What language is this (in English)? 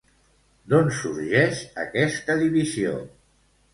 Catalan